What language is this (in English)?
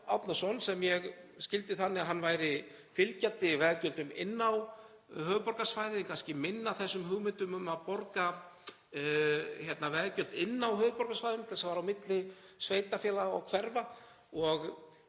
Icelandic